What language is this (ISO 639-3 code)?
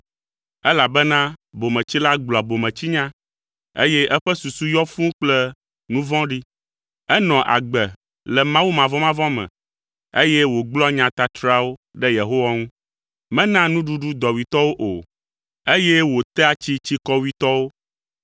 ewe